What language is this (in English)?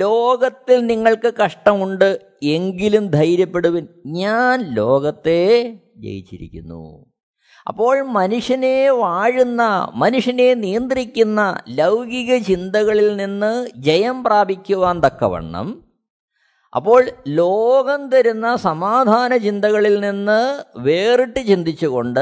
Malayalam